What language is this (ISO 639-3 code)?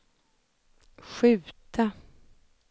swe